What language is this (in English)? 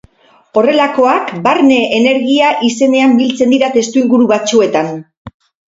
Basque